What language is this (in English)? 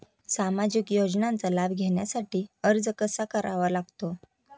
Marathi